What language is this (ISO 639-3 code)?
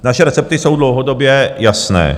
ces